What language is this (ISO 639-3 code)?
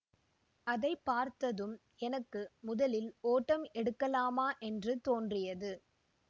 tam